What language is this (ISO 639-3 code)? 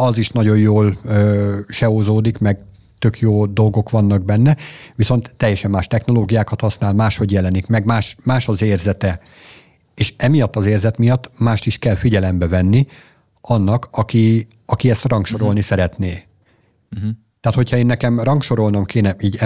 hun